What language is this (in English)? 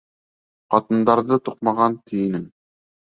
Bashkir